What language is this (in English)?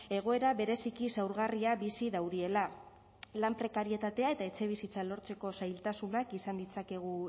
Basque